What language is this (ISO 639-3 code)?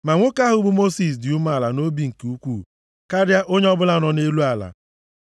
ibo